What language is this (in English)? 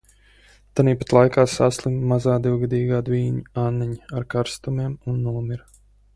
Latvian